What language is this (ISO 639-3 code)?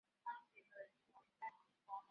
zho